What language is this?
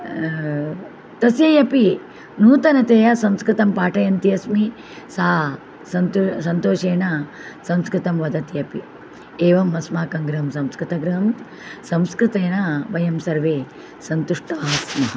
Sanskrit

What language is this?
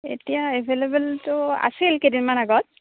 Assamese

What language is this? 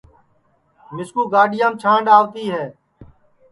Sansi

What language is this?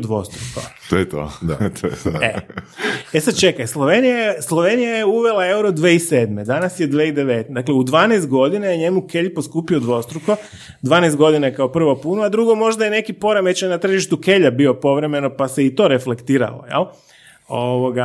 Croatian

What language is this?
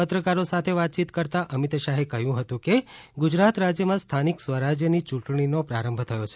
Gujarati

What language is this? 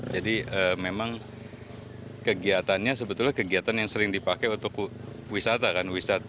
Indonesian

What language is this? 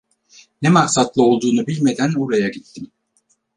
Turkish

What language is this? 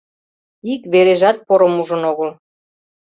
Mari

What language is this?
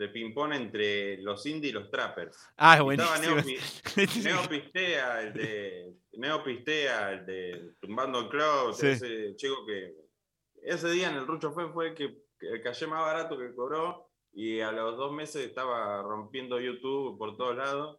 Spanish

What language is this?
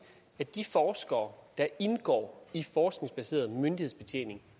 Danish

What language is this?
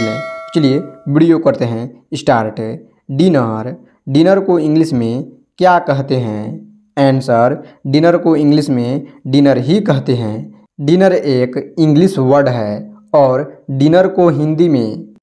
Hindi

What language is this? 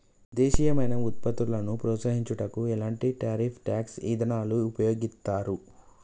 Telugu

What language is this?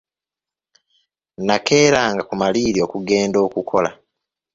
Ganda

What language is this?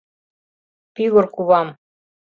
Mari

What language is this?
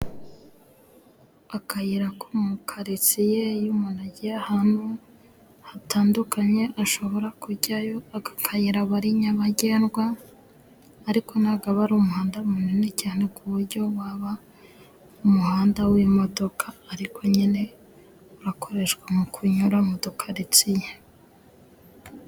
Kinyarwanda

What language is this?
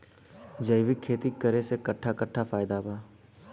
Bhojpuri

